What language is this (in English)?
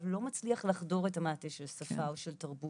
Hebrew